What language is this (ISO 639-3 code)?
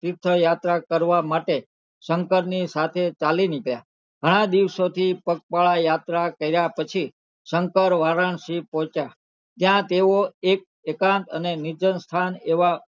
guj